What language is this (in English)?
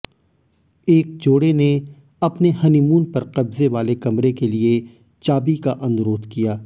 Hindi